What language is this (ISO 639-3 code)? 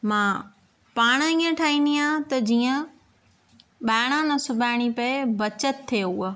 snd